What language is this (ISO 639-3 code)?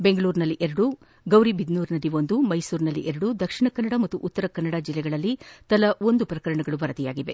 kan